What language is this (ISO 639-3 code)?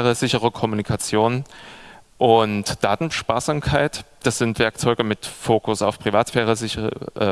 deu